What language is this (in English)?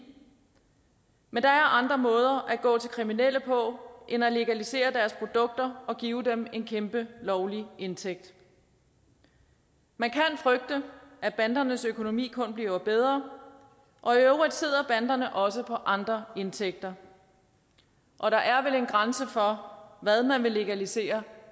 Danish